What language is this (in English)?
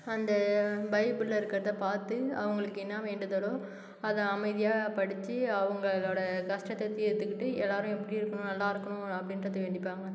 Tamil